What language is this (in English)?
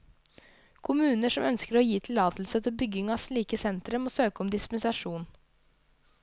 Norwegian